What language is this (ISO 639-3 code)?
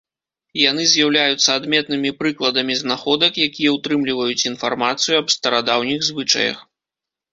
bel